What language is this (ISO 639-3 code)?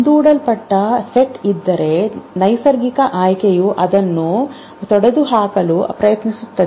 kan